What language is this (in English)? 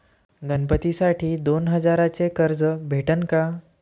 Marathi